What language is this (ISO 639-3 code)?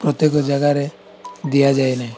ori